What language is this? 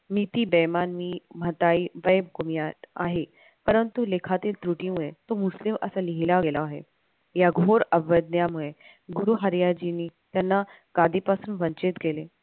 Marathi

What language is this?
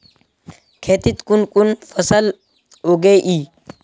Magahi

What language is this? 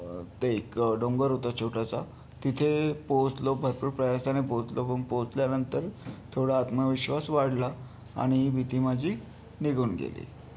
Marathi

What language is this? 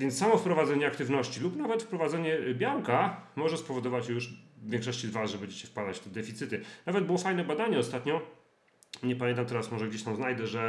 Polish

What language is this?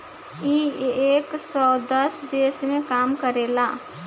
Bhojpuri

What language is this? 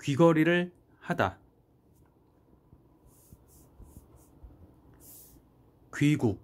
Korean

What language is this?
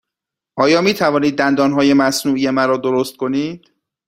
Persian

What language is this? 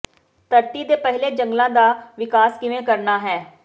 Punjabi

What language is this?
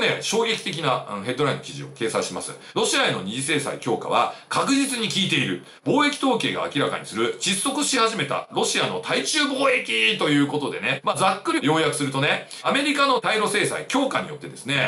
Japanese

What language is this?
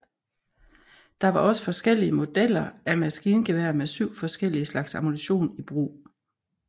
Danish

